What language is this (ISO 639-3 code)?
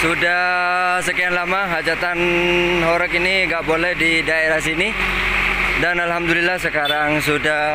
ind